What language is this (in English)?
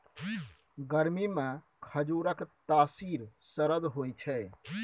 Maithili